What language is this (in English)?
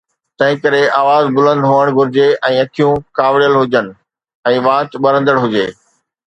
Sindhi